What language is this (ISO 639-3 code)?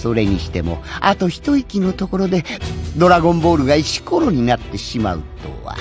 jpn